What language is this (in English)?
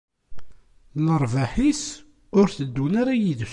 Kabyle